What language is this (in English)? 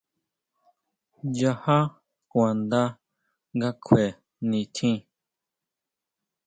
Huautla Mazatec